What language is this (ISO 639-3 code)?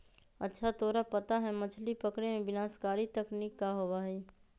mag